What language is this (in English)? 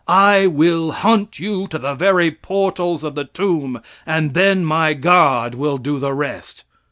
English